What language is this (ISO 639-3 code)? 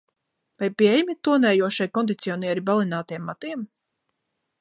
lav